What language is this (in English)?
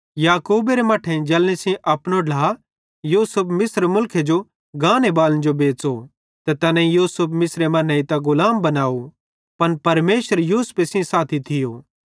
Bhadrawahi